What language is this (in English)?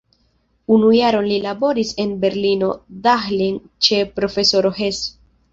Esperanto